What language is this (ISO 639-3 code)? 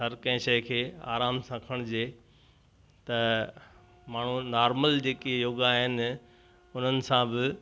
snd